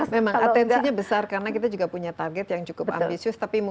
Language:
Indonesian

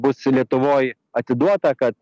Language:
Lithuanian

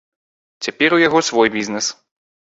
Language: Belarusian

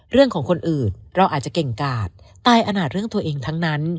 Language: Thai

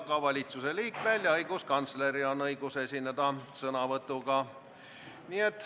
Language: Estonian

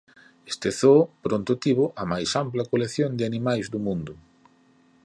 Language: Galician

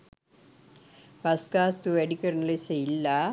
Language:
Sinhala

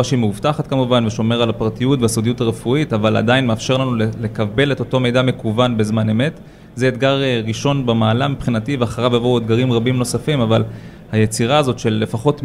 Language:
Hebrew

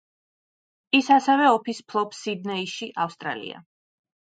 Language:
Georgian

